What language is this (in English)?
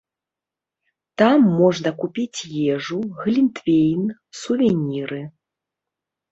Belarusian